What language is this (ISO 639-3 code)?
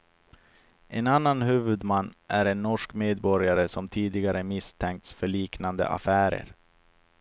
swe